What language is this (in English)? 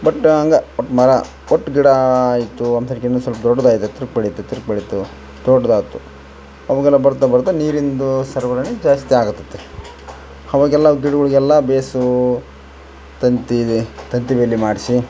Kannada